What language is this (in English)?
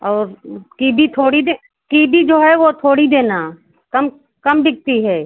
Hindi